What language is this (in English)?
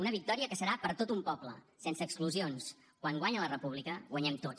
Catalan